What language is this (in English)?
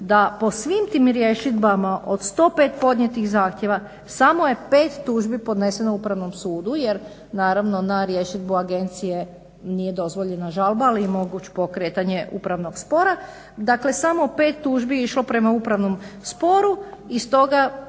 Croatian